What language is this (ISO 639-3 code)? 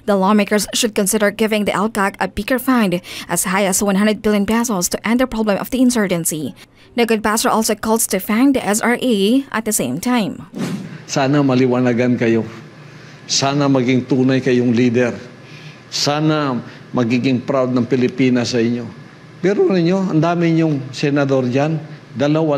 fil